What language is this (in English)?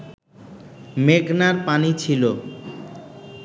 Bangla